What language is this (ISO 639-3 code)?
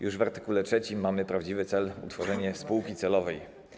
pol